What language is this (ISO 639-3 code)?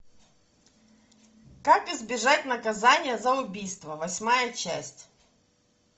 rus